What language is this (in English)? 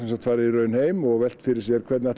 Icelandic